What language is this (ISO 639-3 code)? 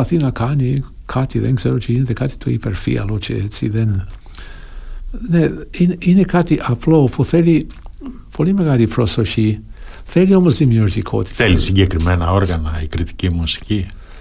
ell